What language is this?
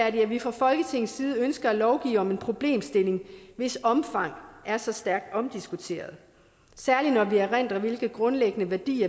Danish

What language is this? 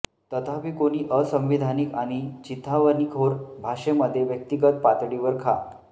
Marathi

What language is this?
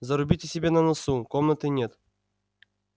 Russian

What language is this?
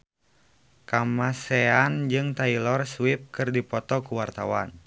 Sundanese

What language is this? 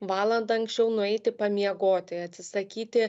Lithuanian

